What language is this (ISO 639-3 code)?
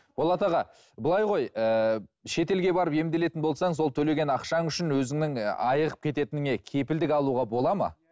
kaz